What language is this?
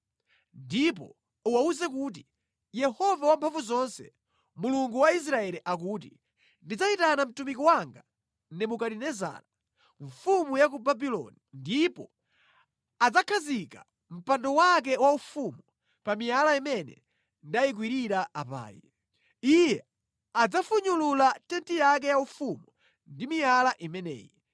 Nyanja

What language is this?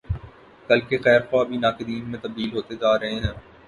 Urdu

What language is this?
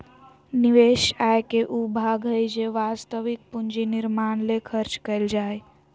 Magahi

